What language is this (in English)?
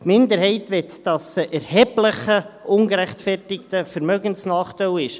Swiss German